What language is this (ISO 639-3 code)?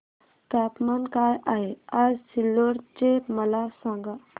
mar